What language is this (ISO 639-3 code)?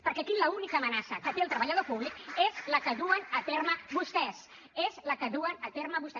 cat